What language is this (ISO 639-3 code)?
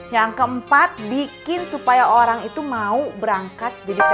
ind